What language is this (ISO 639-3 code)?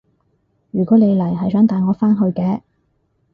yue